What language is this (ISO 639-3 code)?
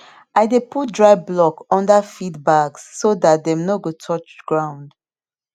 pcm